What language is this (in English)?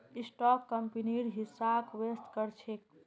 Magahi